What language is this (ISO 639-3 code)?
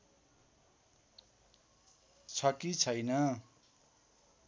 nep